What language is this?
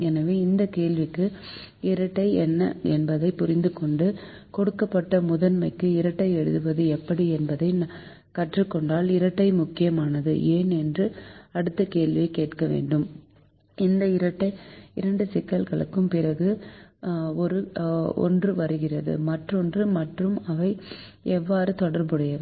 Tamil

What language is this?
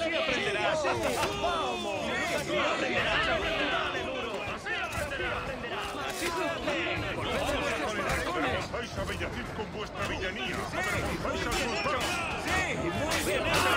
Spanish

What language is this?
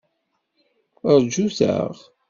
Kabyle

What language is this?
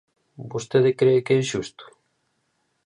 Galician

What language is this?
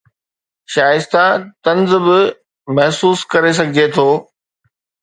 Sindhi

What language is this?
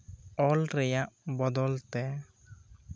Santali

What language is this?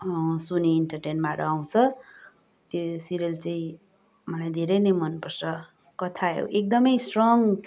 Nepali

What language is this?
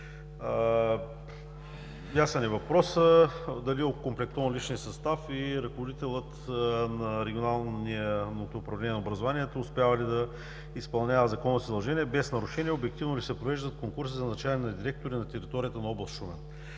Bulgarian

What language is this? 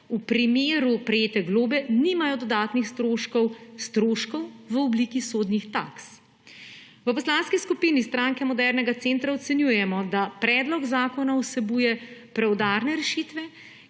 Slovenian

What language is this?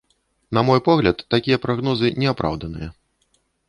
Belarusian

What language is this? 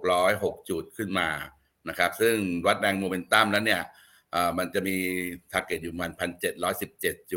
Thai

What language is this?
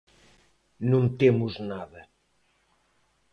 Galician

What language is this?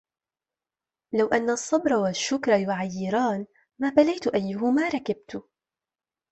Arabic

